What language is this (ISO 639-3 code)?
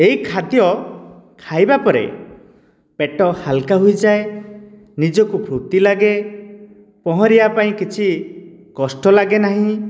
ori